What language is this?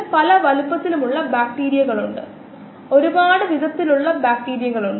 Malayalam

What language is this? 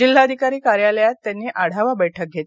Marathi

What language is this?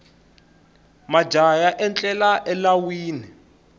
Tsonga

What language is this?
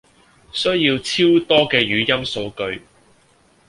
Cantonese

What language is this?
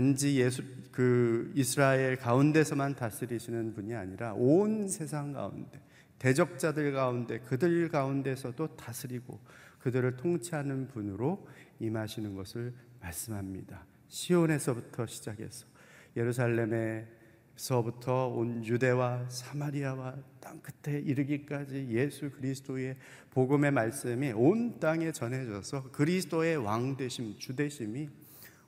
Korean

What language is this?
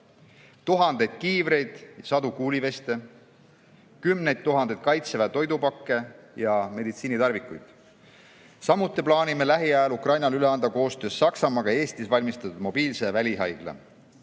Estonian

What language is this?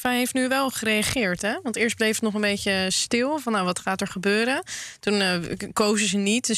Dutch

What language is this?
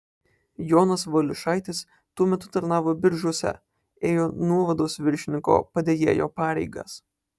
Lithuanian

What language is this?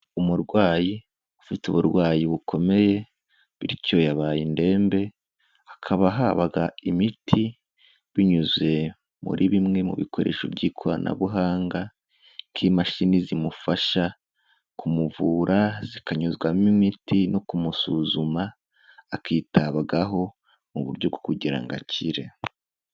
Kinyarwanda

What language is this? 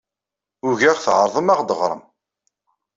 Kabyle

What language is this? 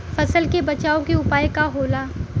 Bhojpuri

